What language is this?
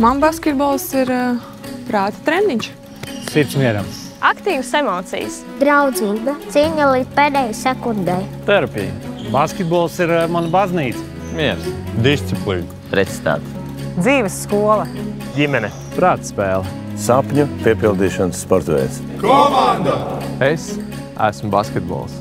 Latvian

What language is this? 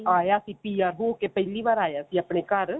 Punjabi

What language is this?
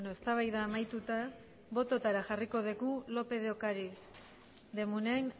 Basque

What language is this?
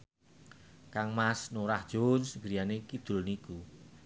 Javanese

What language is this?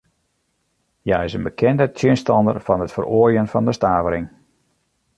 Western Frisian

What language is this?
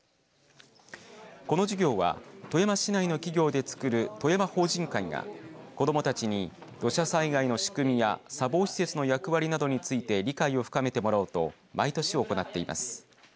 Japanese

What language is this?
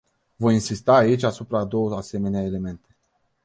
Romanian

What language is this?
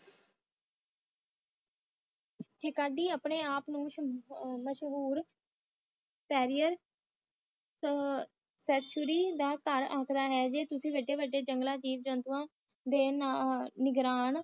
Punjabi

